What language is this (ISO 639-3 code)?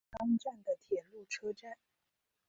zho